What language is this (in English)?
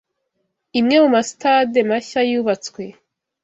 Kinyarwanda